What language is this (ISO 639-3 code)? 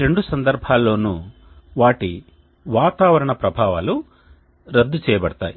tel